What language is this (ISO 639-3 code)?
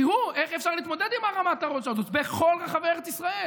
heb